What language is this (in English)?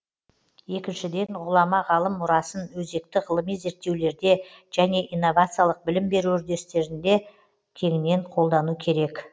Kazakh